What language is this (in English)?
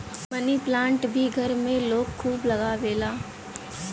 Bhojpuri